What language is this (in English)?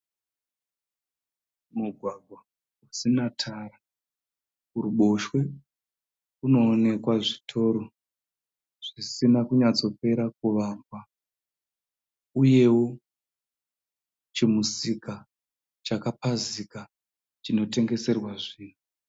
Shona